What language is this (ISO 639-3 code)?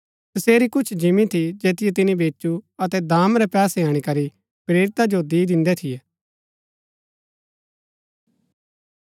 gbk